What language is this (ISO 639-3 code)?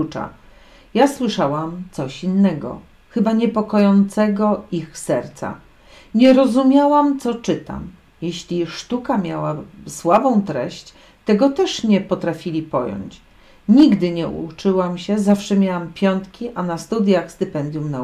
pol